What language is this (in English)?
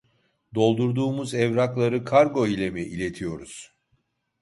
Turkish